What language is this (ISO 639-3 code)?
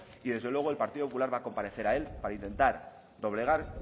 spa